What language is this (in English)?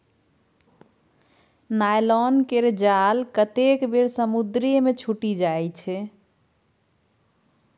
Maithili